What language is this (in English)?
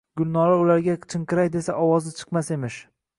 Uzbek